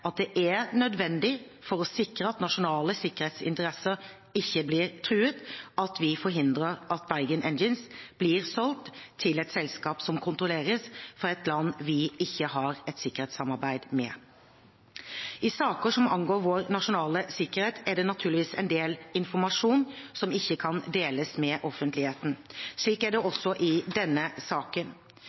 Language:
Norwegian Bokmål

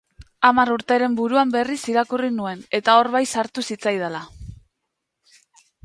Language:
Basque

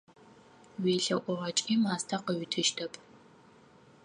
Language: Adyghe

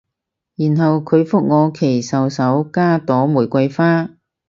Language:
Cantonese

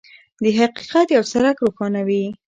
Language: Pashto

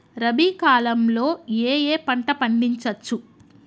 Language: Telugu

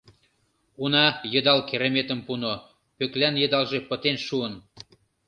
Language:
Mari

